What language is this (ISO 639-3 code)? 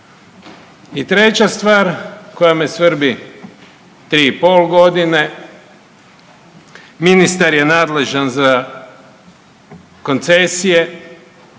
hrv